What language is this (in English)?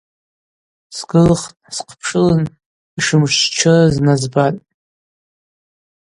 Abaza